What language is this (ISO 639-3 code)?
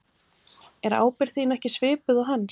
isl